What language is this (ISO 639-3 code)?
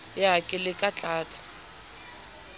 sot